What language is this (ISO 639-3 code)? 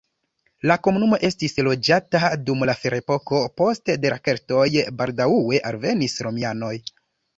epo